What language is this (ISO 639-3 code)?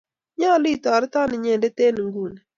kln